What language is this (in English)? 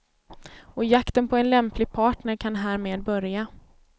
Swedish